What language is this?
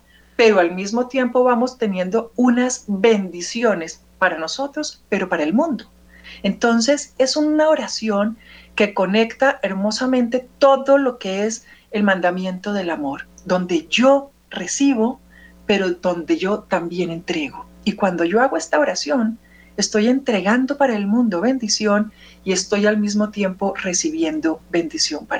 Spanish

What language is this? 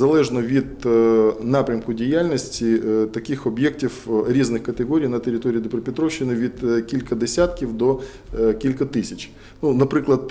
Ukrainian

